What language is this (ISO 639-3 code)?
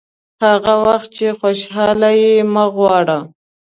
pus